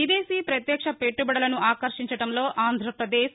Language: Telugu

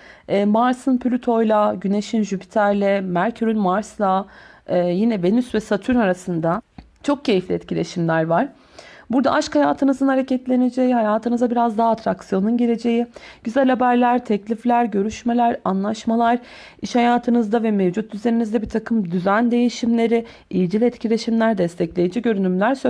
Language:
Turkish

